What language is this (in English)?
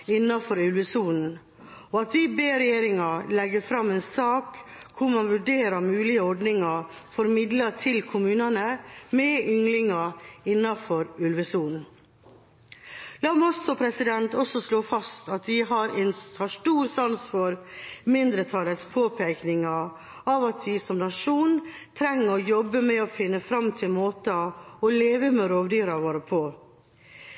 Norwegian Bokmål